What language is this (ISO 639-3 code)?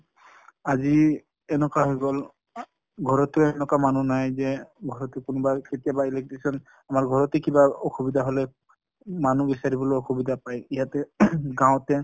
asm